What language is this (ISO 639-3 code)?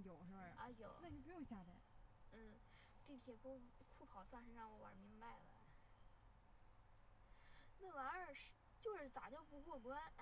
zho